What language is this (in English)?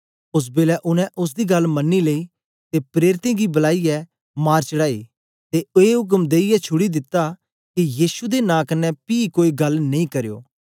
Dogri